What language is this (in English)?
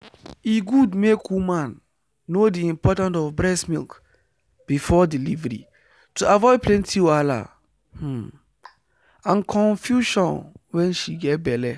Nigerian Pidgin